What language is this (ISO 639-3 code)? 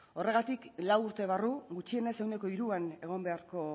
eus